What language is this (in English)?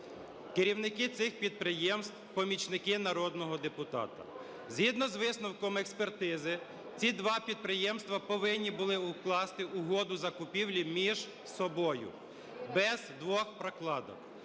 Ukrainian